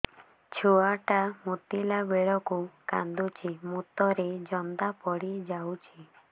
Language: Odia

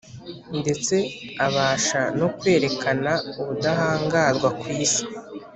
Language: Kinyarwanda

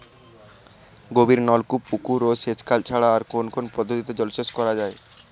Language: Bangla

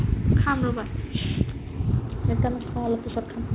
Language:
Assamese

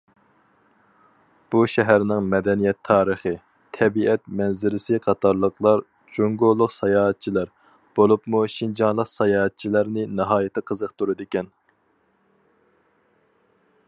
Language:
Uyghur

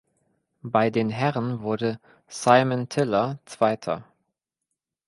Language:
German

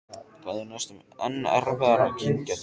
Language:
Icelandic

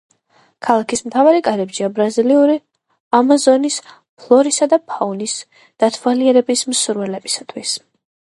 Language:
Georgian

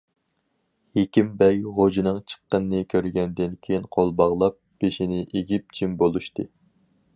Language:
Uyghur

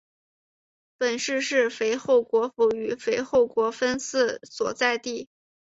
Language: Chinese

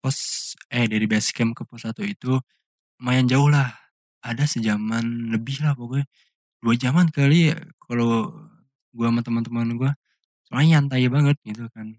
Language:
Indonesian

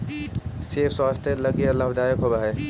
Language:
Magahi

